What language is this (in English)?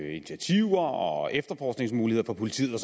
Danish